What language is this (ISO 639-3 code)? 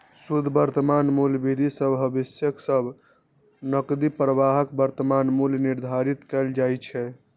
mai